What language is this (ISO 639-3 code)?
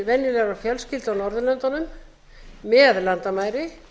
isl